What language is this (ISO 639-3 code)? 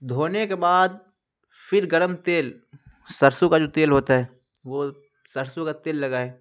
urd